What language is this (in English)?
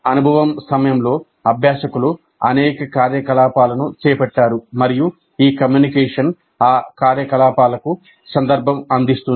Telugu